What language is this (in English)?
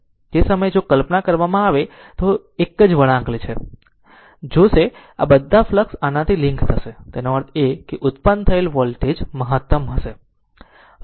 Gujarati